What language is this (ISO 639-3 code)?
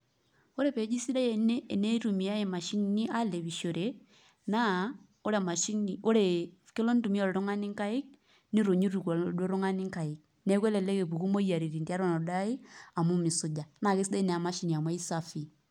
mas